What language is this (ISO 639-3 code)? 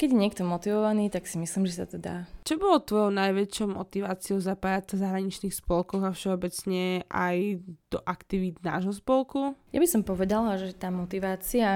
slk